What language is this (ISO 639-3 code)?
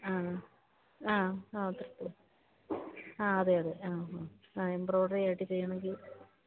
mal